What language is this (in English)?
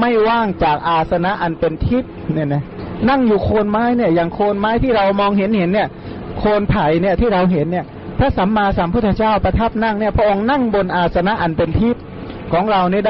Thai